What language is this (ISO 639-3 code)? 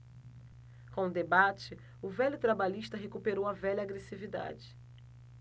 por